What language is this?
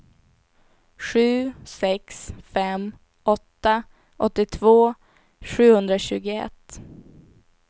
Swedish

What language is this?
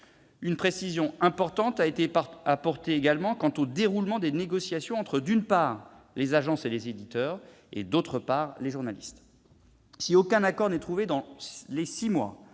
French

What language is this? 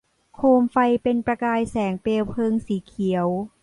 Thai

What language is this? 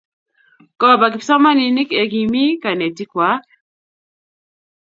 Kalenjin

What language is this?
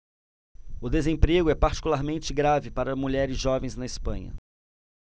Portuguese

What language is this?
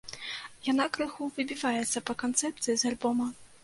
Belarusian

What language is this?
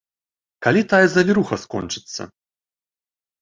Belarusian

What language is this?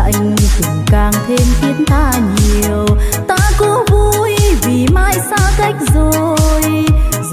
Vietnamese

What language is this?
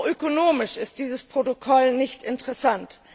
German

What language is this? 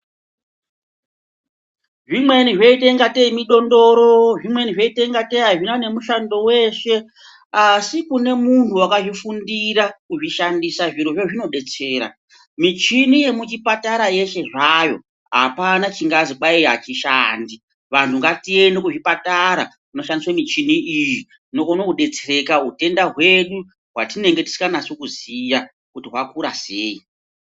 Ndau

